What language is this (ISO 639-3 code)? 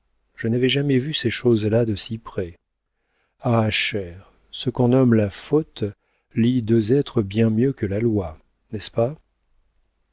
fra